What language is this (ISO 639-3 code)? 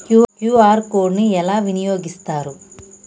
tel